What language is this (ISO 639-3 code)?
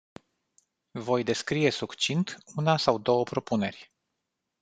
ron